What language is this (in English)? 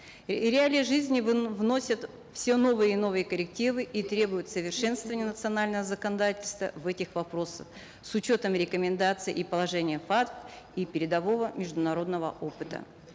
Kazakh